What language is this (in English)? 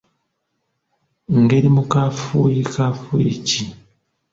Ganda